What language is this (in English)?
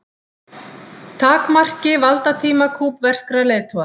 Icelandic